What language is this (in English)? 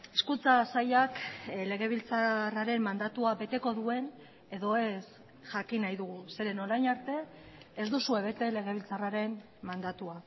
Basque